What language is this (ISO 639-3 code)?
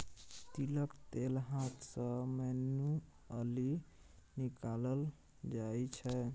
mai